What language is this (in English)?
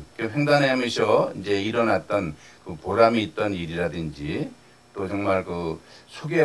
Korean